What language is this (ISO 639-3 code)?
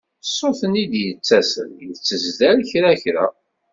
kab